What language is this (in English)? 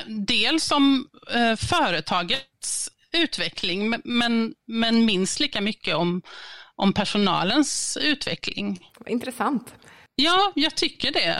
Swedish